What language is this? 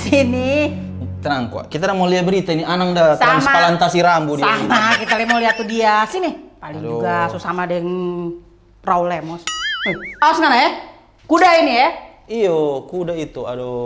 Indonesian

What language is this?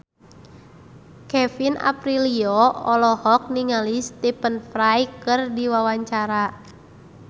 Sundanese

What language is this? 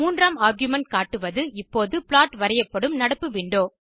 Tamil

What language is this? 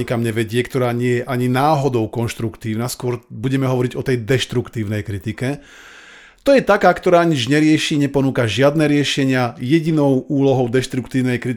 Slovak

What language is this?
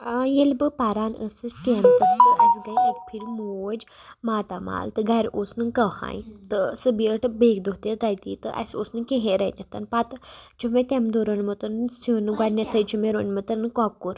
Kashmiri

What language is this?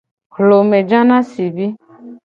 Gen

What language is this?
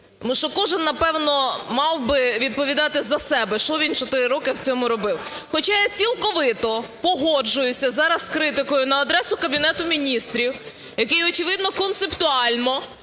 Ukrainian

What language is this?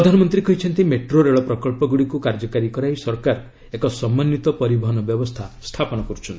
Odia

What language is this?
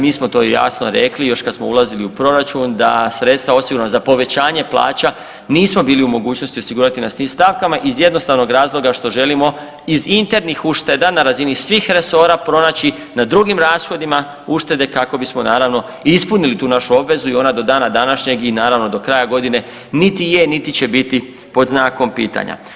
Croatian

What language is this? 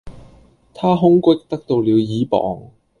Cantonese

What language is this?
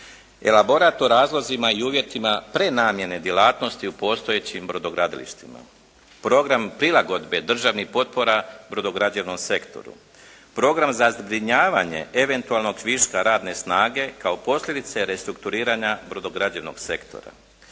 Croatian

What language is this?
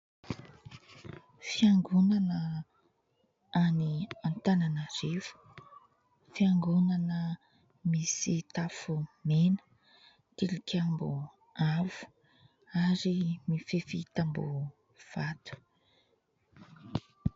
Malagasy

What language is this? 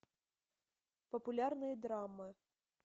Russian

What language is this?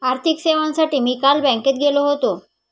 Marathi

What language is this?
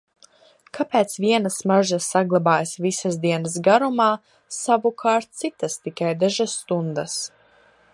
Latvian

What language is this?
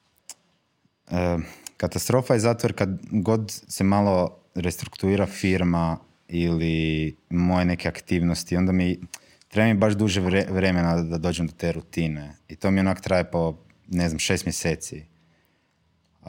Croatian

